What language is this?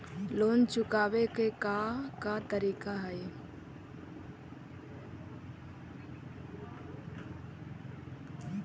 Magahi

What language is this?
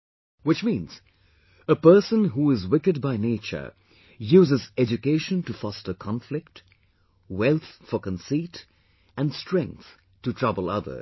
English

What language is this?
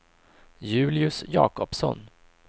Swedish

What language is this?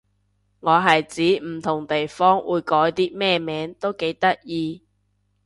Cantonese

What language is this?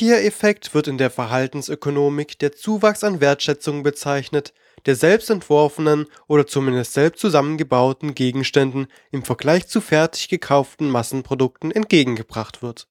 German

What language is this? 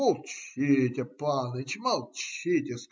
Russian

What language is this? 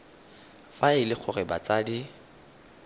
Tswana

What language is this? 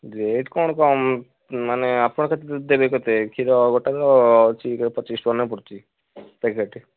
Odia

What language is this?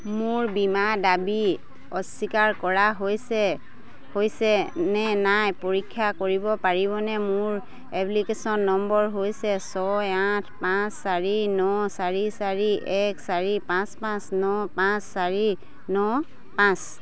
Assamese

